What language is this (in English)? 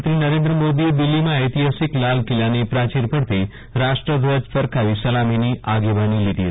Gujarati